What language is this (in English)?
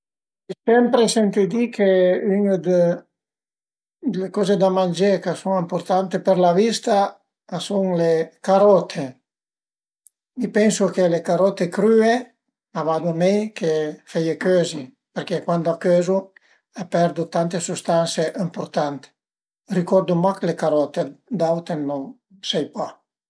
Piedmontese